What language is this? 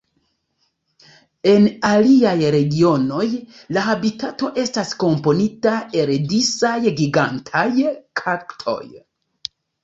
Esperanto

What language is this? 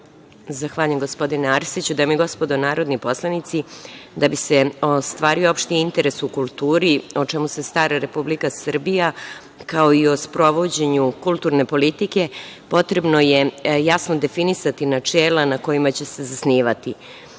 Serbian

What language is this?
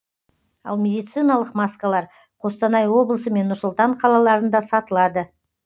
Kazakh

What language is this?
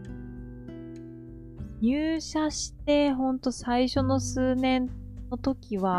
Japanese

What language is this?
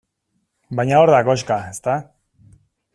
Basque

